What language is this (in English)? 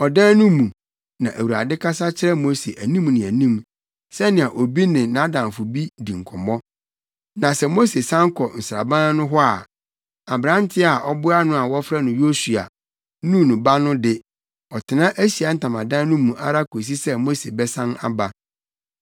Akan